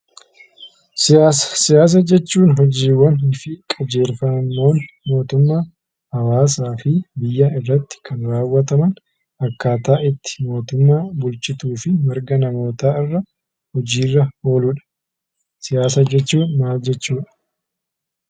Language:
Oromo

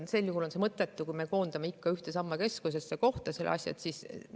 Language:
Estonian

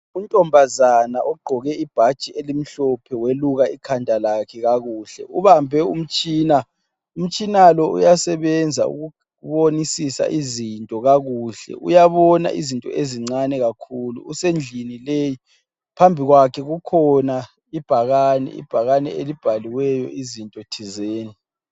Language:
North Ndebele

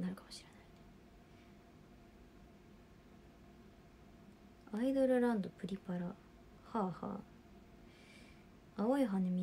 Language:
Japanese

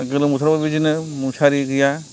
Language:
Bodo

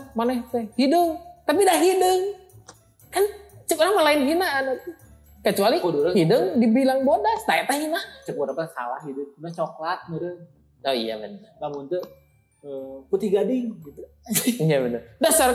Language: Indonesian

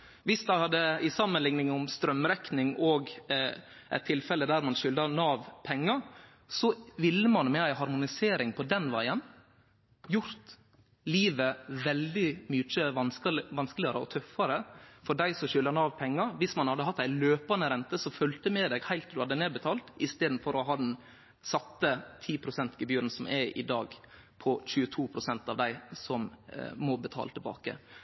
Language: Norwegian Nynorsk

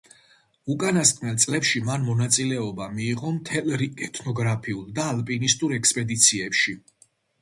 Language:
Georgian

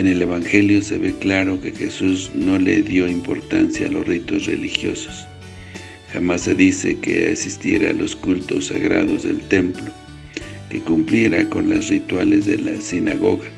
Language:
Spanish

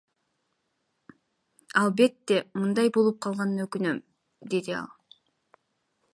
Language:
Kyrgyz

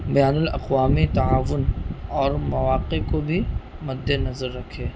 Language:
Urdu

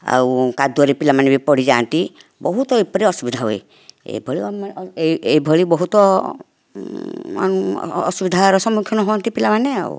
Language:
Odia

